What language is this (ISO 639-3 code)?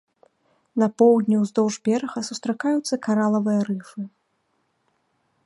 bel